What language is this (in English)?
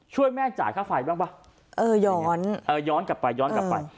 Thai